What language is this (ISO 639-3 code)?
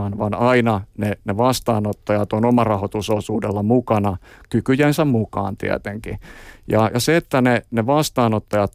fin